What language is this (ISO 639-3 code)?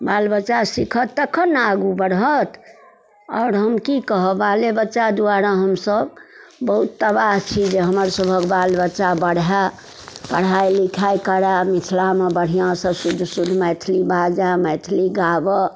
mai